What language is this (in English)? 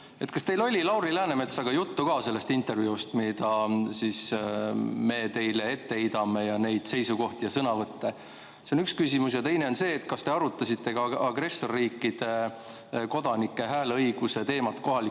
Estonian